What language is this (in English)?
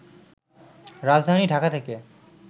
Bangla